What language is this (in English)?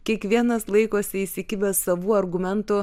Lithuanian